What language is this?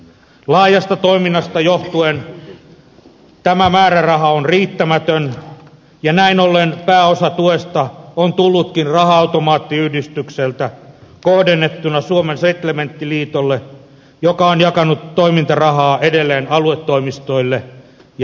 Finnish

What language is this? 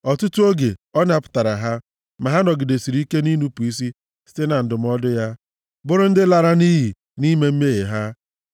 Igbo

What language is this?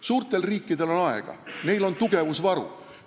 Estonian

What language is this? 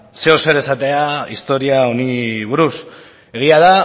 Basque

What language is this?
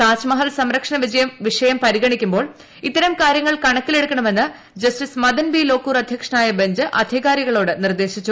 Malayalam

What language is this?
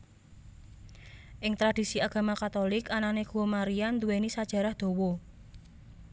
Javanese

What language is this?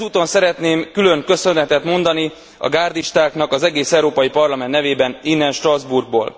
Hungarian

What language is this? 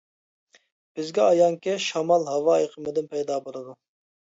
Uyghur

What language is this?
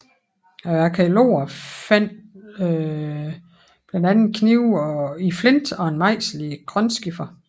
Danish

